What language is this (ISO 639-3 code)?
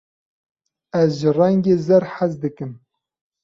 kur